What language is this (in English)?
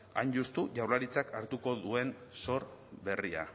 Basque